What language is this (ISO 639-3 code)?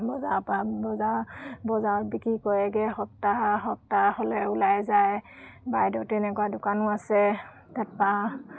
asm